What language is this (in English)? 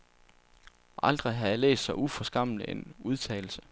Danish